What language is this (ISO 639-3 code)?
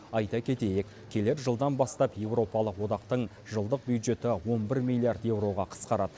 kaz